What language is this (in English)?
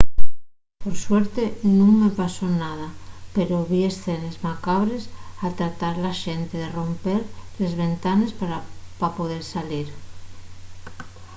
Asturian